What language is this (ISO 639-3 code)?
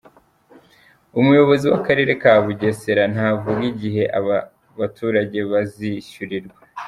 kin